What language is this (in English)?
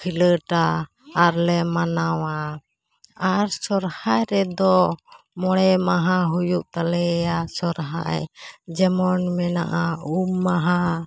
Santali